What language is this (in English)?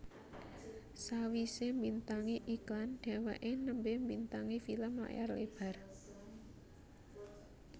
Javanese